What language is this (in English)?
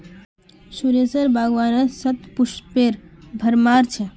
Magahi